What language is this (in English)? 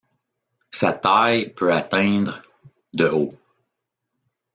French